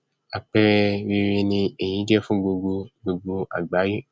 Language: Yoruba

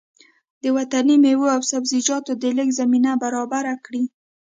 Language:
Pashto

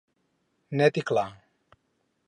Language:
Catalan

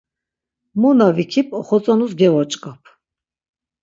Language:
Laz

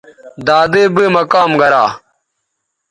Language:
Bateri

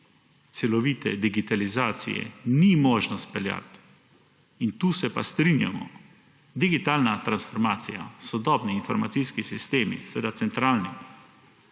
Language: Slovenian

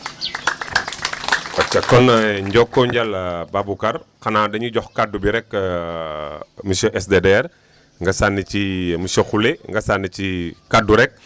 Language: Wolof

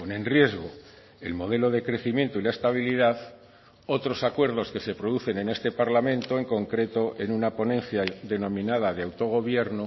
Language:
Spanish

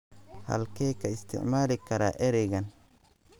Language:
Somali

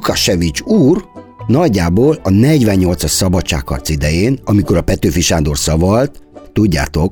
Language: Hungarian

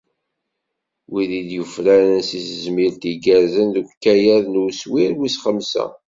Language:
Kabyle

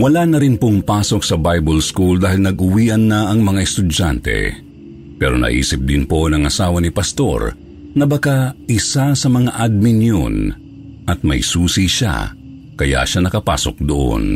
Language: Filipino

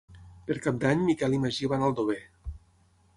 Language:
Catalan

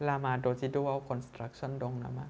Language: Bodo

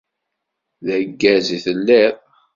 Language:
Kabyle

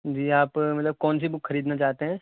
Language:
Urdu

